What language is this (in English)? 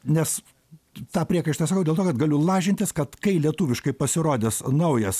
Lithuanian